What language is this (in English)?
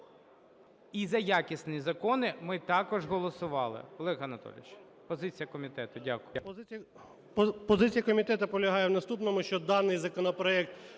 Ukrainian